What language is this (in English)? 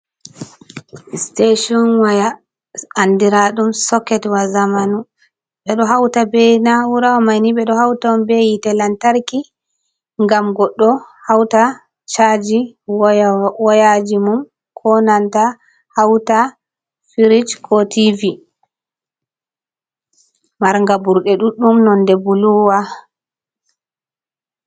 Fula